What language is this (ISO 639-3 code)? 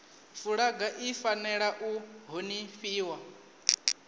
ven